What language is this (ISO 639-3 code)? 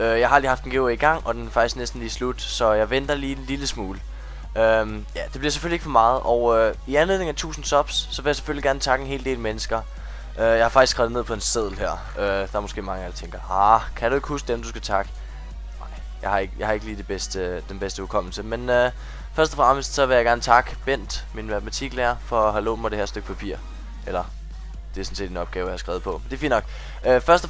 dan